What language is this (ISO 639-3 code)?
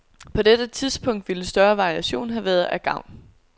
dan